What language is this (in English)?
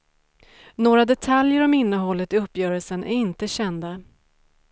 Swedish